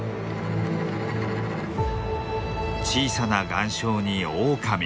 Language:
Japanese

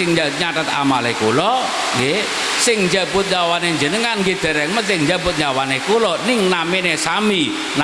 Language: Indonesian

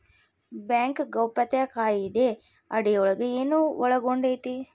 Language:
Kannada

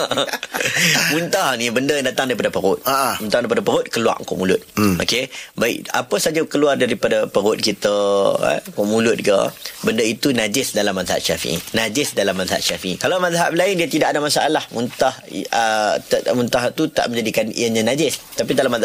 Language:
Malay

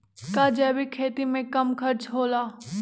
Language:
Magahi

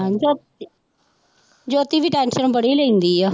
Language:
Punjabi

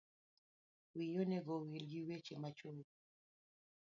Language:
Luo (Kenya and Tanzania)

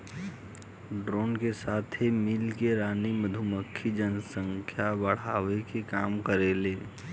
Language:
Bhojpuri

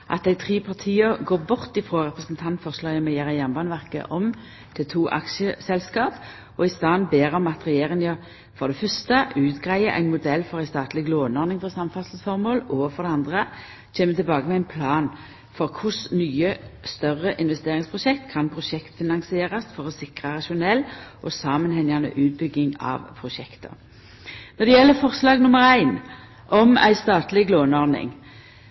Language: Norwegian Nynorsk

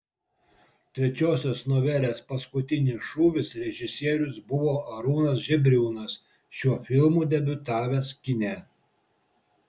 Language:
Lithuanian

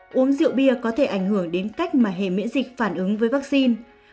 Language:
Vietnamese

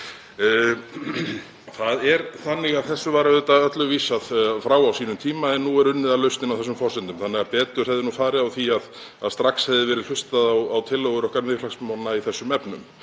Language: Icelandic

